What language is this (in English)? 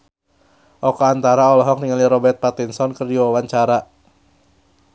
Sundanese